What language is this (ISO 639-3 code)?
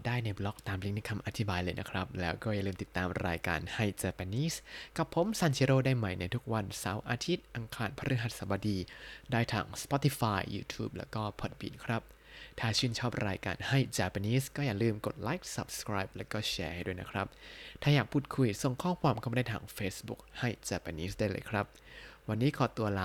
tha